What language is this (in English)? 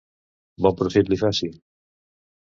Catalan